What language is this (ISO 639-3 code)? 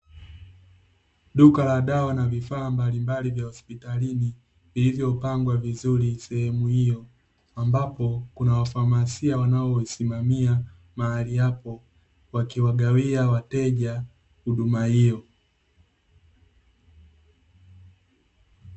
swa